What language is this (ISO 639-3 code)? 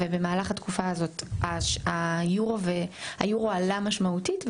heb